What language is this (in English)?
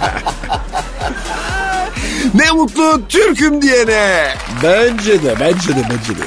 Turkish